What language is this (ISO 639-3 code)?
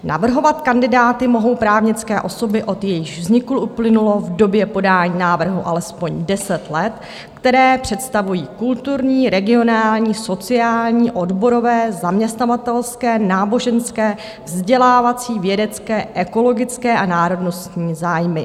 ces